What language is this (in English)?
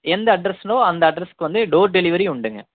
Tamil